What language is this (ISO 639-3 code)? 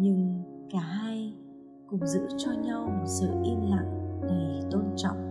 vie